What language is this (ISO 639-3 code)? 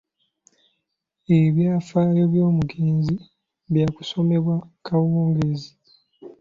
lug